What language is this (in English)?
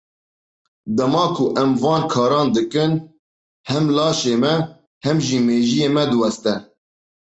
Kurdish